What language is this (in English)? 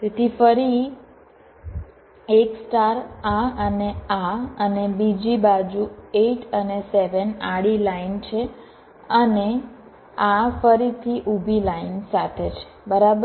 Gujarati